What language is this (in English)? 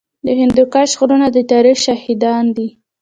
Pashto